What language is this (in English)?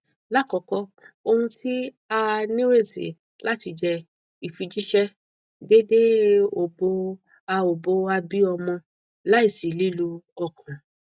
Yoruba